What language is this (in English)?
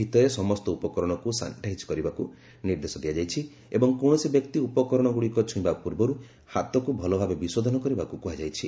Odia